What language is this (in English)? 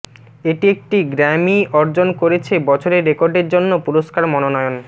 Bangla